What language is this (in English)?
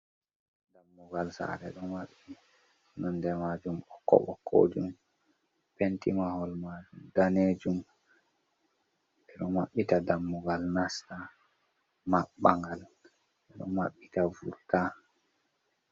Fula